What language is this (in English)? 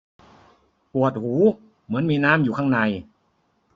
Thai